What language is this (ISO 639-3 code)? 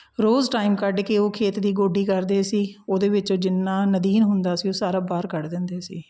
pan